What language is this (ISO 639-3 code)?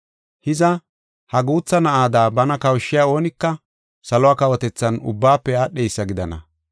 gof